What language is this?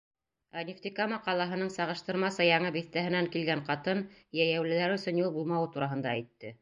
Bashkir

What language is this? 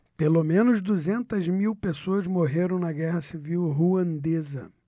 Portuguese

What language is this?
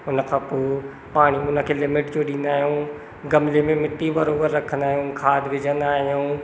Sindhi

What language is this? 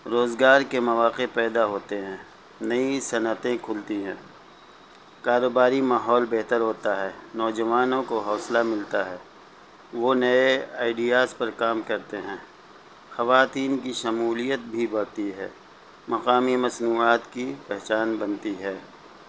Urdu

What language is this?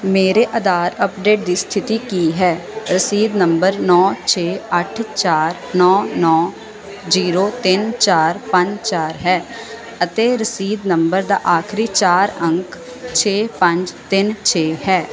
Punjabi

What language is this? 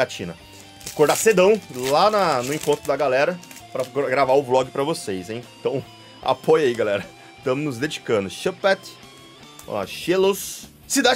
Portuguese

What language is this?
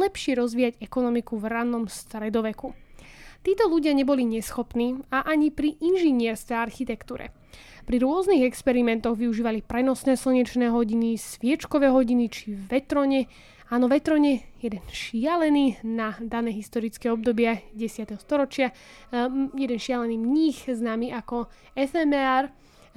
Slovak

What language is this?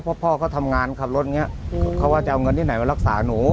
Thai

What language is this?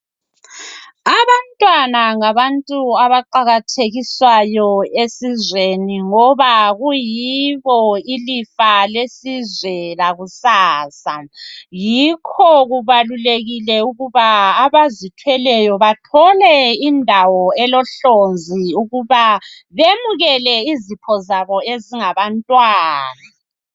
North Ndebele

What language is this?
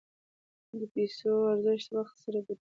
Pashto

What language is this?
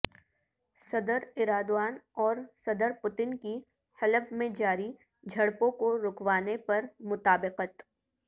Urdu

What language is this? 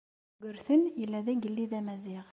Kabyle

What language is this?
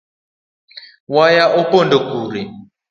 Luo (Kenya and Tanzania)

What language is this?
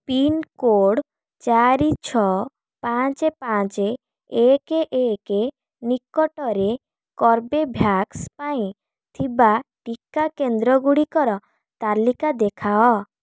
Odia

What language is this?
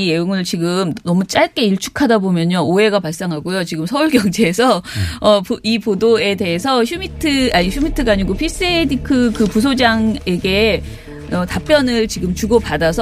Korean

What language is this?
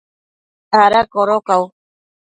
Matsés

